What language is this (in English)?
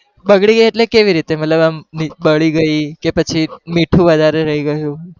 Gujarati